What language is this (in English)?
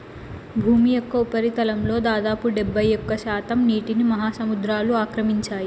Telugu